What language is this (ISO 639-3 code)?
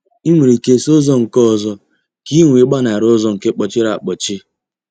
ibo